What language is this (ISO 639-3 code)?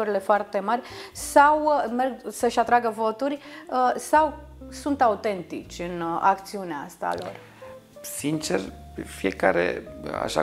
ron